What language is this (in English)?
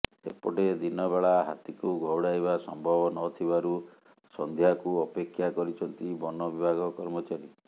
Odia